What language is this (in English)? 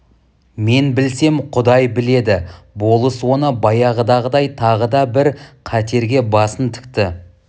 Kazakh